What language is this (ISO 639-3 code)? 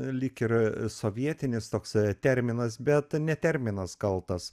lit